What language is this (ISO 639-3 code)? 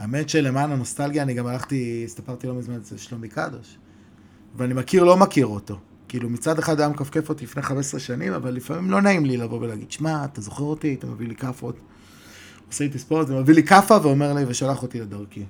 heb